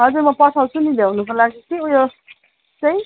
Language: Nepali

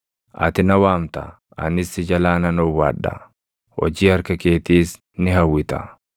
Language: Oromo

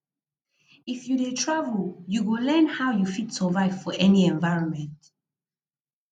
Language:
Nigerian Pidgin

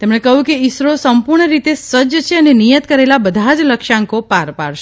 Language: Gujarati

